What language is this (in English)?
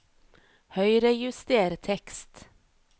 Norwegian